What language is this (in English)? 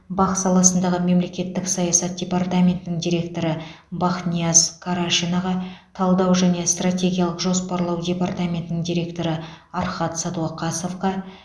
Kazakh